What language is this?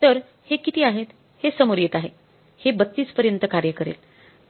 Marathi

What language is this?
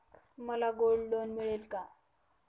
Marathi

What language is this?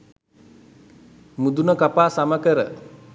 Sinhala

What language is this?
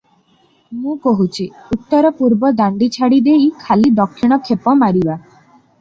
Odia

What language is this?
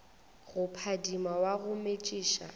Northern Sotho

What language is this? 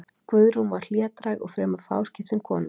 Icelandic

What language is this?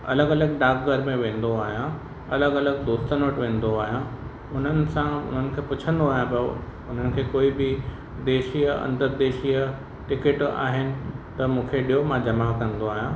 Sindhi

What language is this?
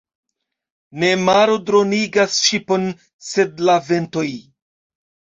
Esperanto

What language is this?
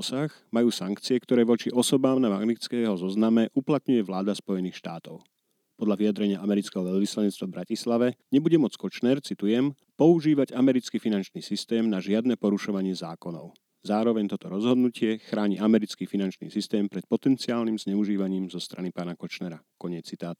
Slovak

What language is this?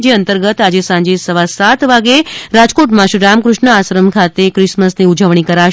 Gujarati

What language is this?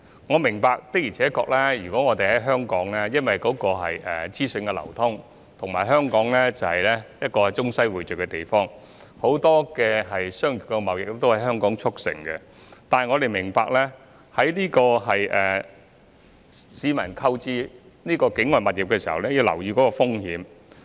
Cantonese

